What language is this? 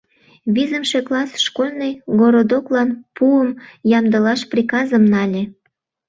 Mari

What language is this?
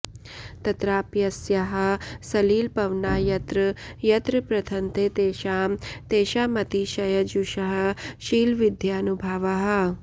Sanskrit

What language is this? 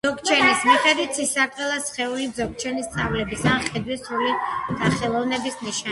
Georgian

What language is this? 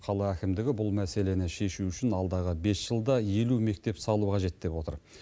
Kazakh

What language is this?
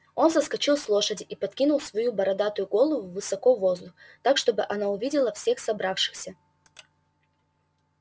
Russian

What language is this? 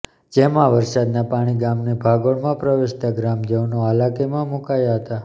Gujarati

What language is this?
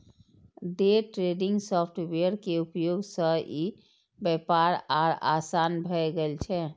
Maithili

